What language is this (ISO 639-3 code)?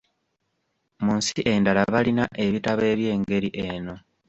lug